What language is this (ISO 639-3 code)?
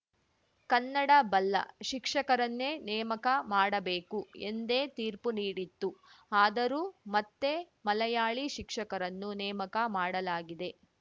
kan